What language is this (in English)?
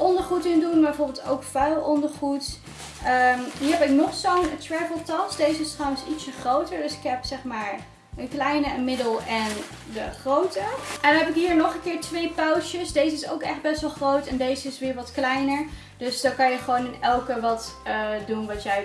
Dutch